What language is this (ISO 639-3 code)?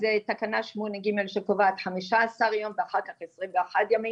heb